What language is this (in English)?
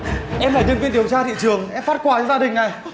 Vietnamese